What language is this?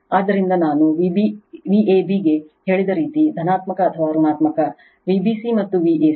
Kannada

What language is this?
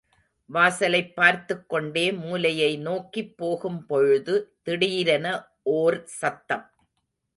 Tamil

